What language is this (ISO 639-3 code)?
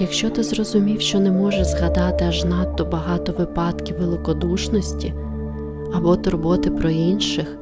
ukr